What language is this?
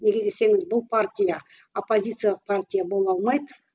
Kazakh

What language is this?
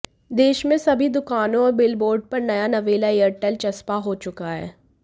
Hindi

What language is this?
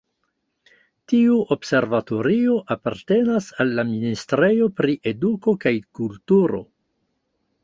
Esperanto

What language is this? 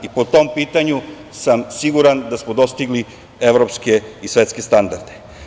Serbian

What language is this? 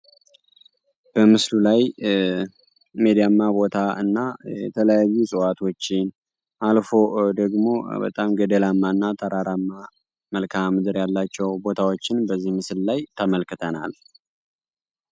Amharic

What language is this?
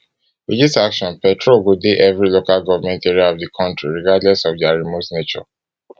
Nigerian Pidgin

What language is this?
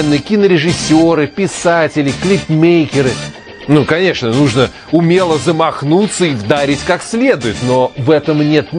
Russian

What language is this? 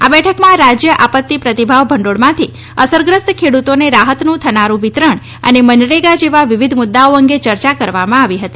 Gujarati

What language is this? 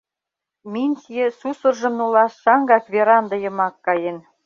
Mari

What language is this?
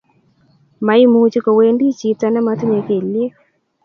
Kalenjin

